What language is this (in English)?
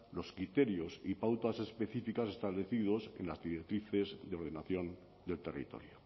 Spanish